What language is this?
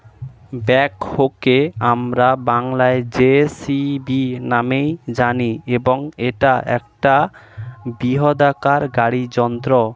Bangla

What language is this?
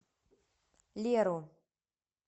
Russian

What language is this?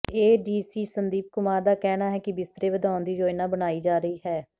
Punjabi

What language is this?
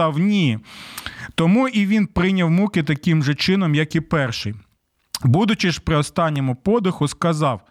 Ukrainian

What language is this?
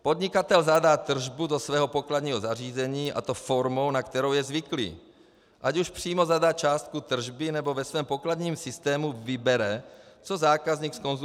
Czech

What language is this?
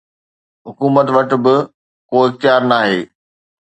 Sindhi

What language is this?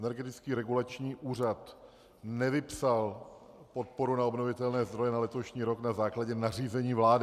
Czech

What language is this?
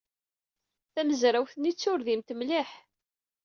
Kabyle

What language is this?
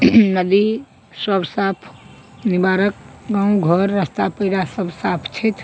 Maithili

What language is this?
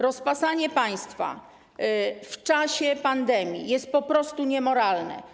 Polish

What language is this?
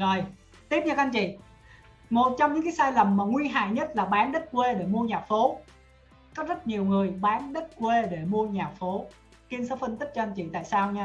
Vietnamese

